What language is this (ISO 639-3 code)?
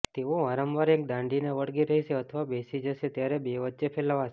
guj